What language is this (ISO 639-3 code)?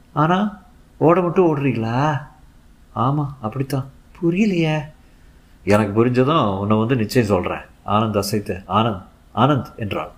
tam